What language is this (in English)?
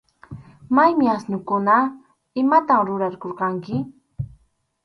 Arequipa-La Unión Quechua